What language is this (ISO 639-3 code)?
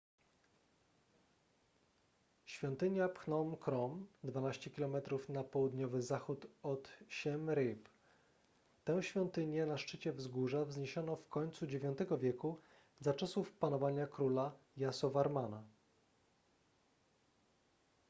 pol